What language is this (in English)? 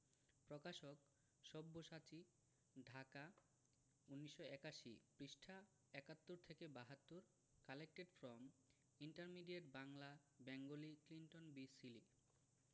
Bangla